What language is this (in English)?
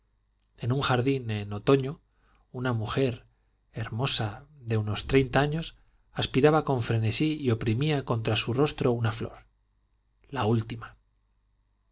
Spanish